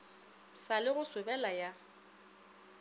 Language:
Northern Sotho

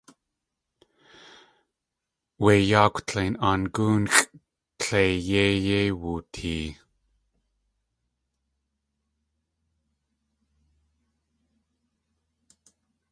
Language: Tlingit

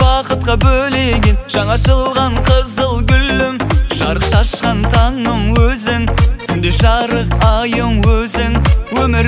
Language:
Turkish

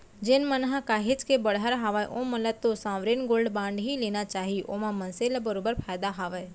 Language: Chhattisgarhi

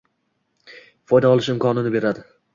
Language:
Uzbek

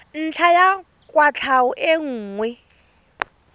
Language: Tswana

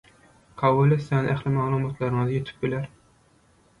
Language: Turkmen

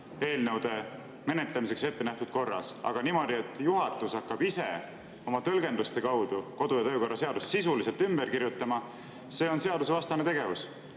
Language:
Estonian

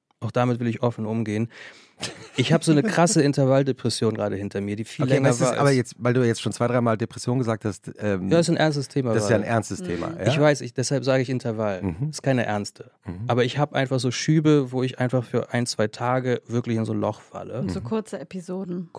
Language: German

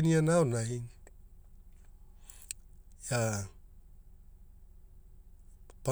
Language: Hula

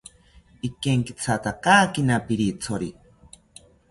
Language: South Ucayali Ashéninka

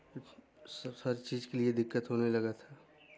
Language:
Hindi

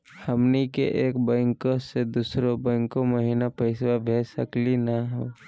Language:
Magahi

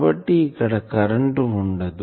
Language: Telugu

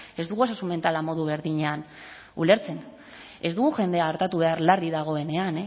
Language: Basque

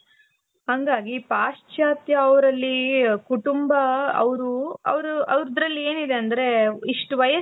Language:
Kannada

